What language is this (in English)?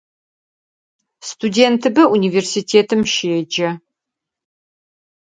Adyghe